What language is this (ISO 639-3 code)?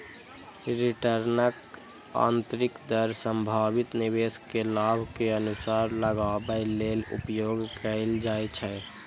mai